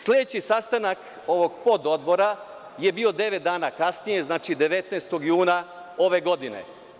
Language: Serbian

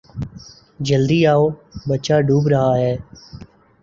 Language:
Urdu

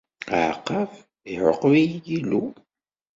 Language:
Kabyle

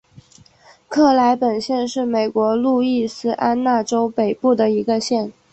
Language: Chinese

